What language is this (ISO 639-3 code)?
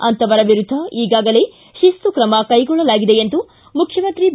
kan